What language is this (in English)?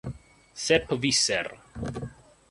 Italian